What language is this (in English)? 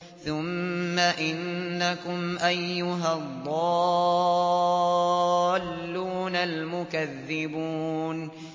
Arabic